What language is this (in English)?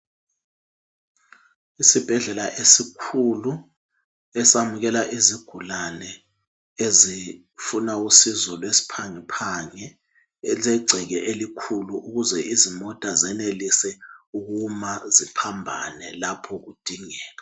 North Ndebele